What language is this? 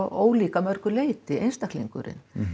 Icelandic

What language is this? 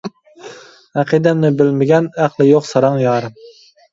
Uyghur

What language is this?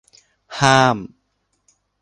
Thai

